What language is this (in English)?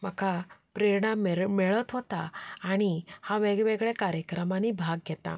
Konkani